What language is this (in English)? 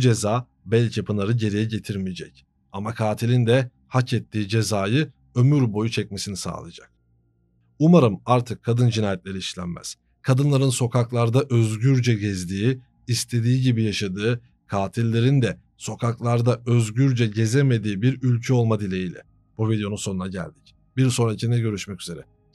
Turkish